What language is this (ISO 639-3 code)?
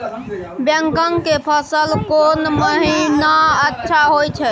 mai